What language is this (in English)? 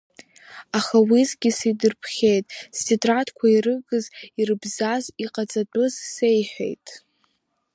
Abkhazian